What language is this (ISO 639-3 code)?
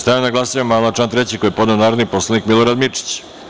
srp